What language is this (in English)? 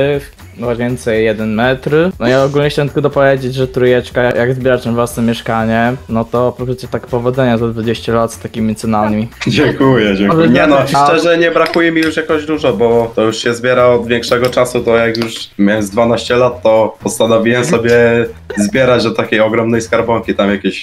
Polish